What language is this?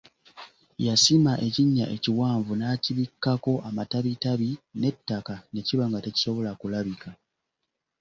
Ganda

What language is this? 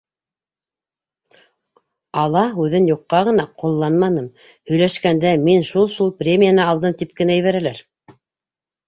Bashkir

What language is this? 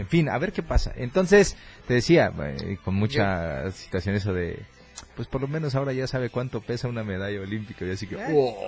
Spanish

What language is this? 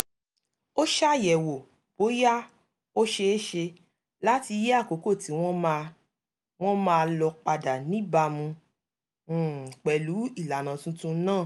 Yoruba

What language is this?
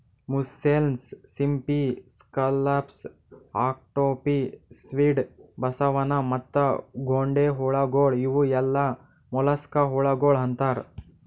Kannada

